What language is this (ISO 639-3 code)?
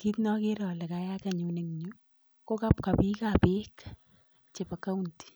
kln